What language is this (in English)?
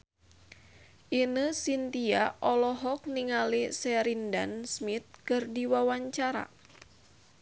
Sundanese